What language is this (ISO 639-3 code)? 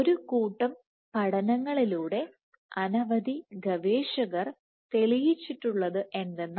mal